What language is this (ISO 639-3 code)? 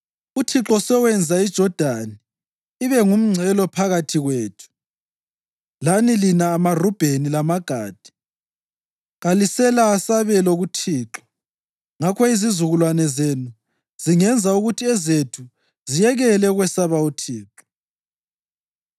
nde